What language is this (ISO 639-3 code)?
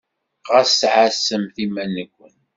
kab